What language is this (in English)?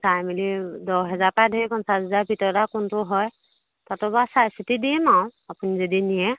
Assamese